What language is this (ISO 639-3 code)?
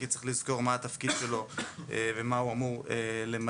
heb